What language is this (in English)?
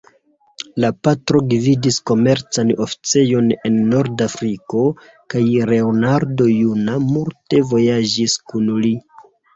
Esperanto